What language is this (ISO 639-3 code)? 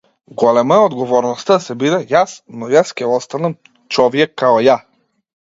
mkd